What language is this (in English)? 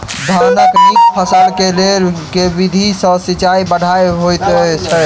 Maithili